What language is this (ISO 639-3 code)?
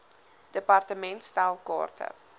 afr